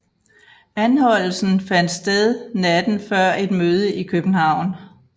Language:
Danish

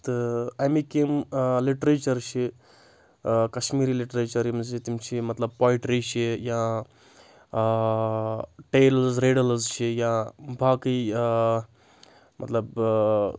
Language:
Kashmiri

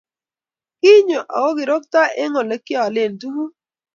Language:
Kalenjin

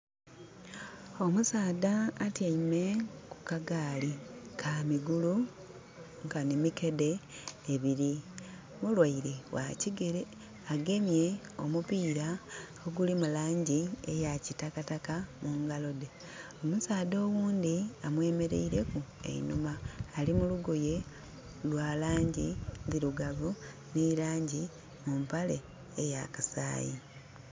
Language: Soga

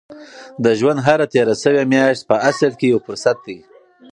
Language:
Pashto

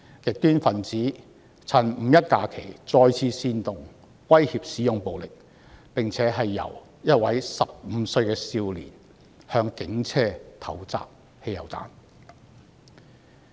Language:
Cantonese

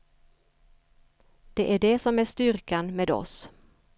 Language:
Swedish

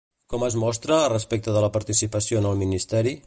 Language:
Catalan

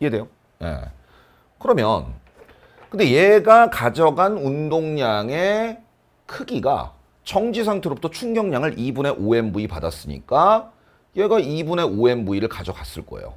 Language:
Korean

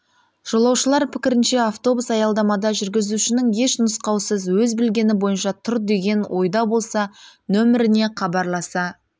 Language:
Kazakh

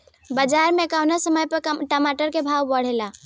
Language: Bhojpuri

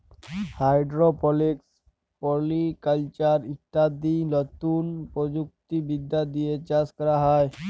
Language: Bangla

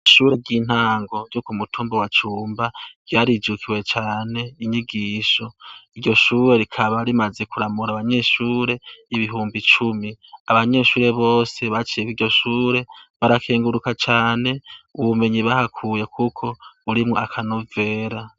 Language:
Rundi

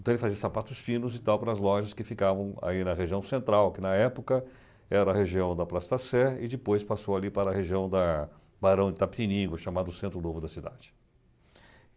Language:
Portuguese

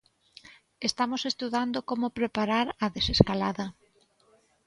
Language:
Galician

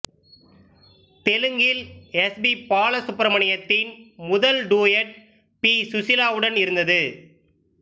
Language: Tamil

